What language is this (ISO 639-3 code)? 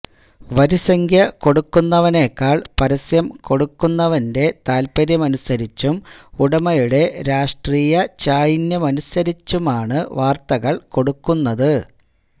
mal